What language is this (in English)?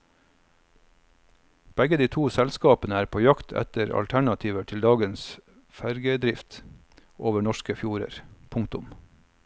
Norwegian